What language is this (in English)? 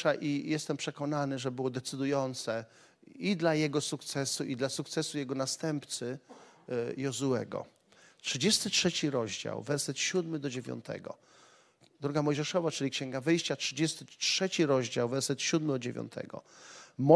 Polish